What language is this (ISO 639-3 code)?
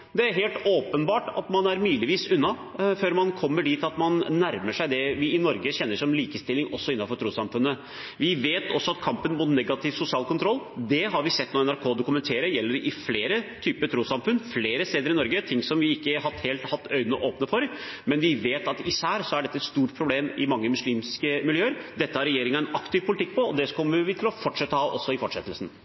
nob